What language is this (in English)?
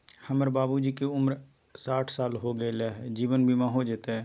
Magahi